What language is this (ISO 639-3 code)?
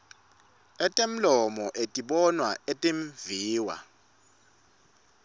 ssw